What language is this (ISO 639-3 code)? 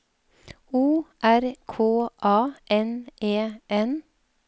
nor